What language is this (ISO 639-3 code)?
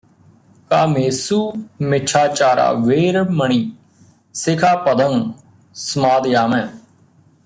pan